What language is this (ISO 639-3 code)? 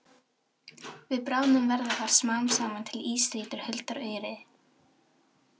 isl